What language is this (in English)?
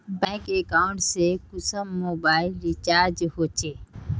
Magahi